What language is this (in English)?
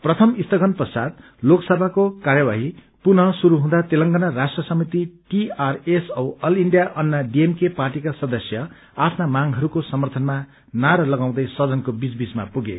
Nepali